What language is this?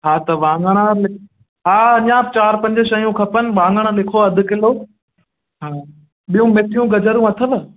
Sindhi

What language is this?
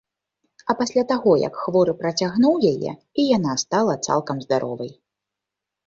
Belarusian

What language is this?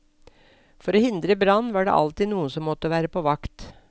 Norwegian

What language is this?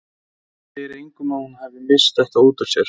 Icelandic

